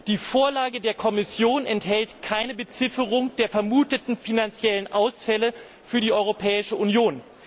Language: German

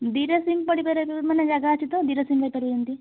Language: Odia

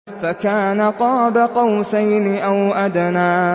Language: Arabic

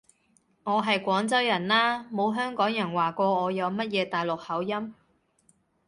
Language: Cantonese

